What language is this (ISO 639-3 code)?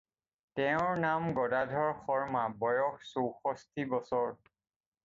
asm